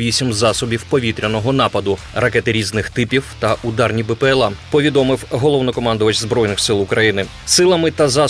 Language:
Ukrainian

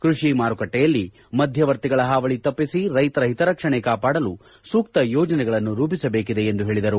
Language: Kannada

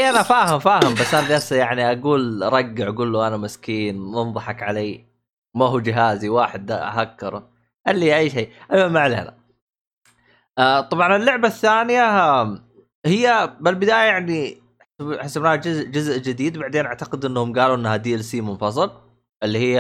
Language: Arabic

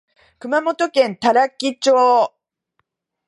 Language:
Japanese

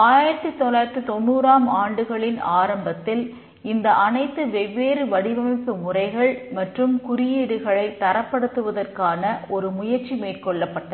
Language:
Tamil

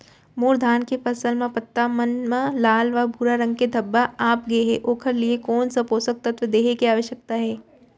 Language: Chhattisgarhi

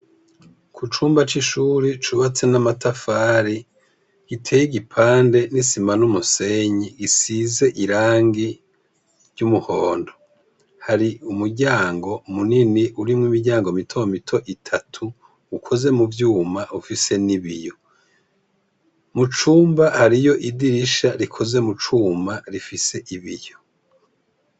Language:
Rundi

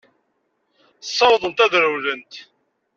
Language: Kabyle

